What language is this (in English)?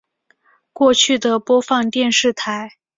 Chinese